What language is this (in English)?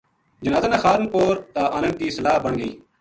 Gujari